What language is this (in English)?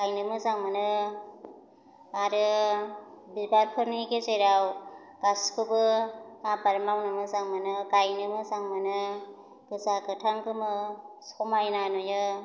Bodo